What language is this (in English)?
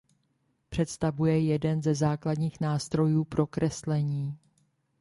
Czech